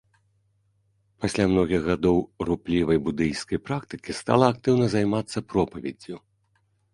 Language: Belarusian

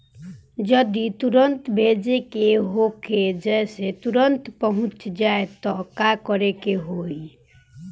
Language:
Bhojpuri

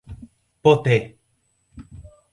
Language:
Portuguese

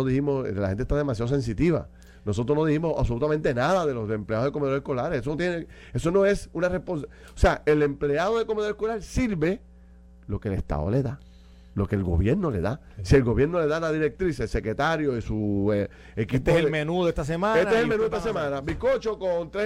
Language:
Spanish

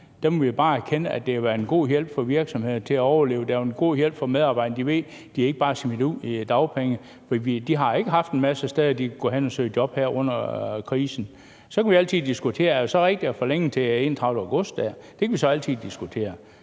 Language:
Danish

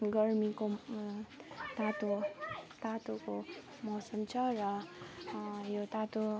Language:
Nepali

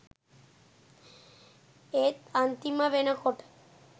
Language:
Sinhala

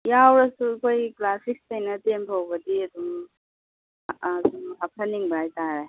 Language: Manipuri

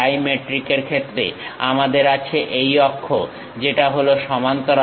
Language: Bangla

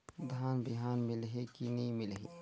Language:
Chhattisgarhi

